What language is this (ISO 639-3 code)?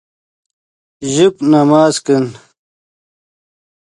ydg